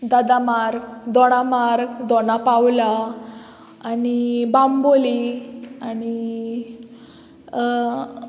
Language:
Konkani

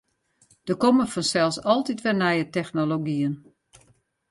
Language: Western Frisian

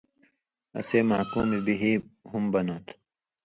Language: Indus Kohistani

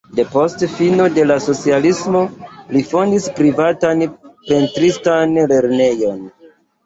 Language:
Esperanto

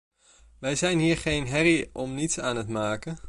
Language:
Dutch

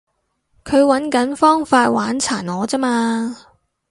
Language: Cantonese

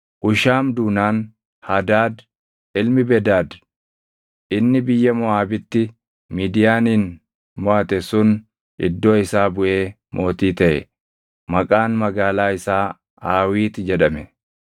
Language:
Oromo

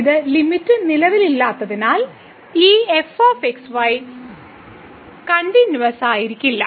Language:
Malayalam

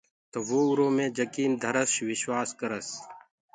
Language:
Gurgula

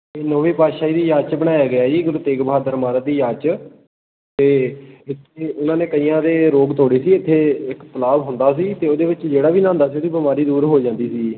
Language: Punjabi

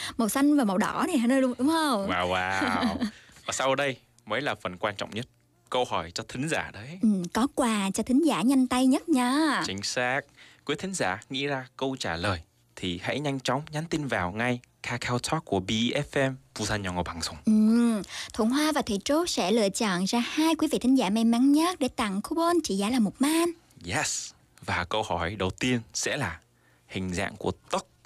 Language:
Vietnamese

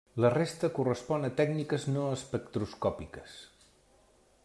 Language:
Catalan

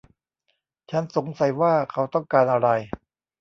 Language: Thai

